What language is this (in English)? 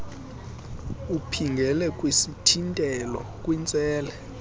Xhosa